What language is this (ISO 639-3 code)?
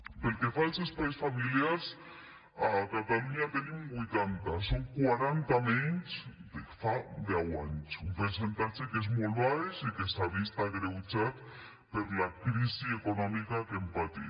cat